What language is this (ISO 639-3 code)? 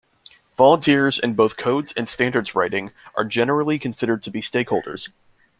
eng